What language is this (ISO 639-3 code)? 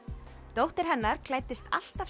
isl